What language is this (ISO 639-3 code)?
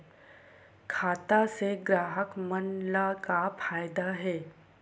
hne